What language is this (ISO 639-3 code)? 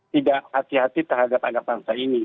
ind